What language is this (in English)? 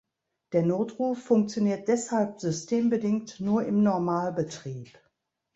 German